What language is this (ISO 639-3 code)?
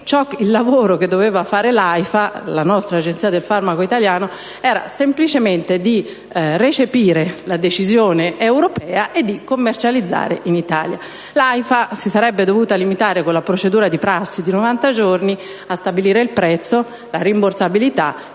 ita